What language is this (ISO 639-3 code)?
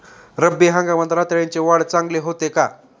mar